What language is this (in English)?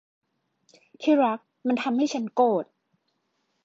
Thai